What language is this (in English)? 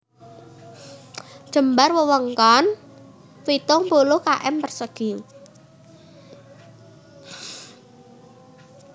Javanese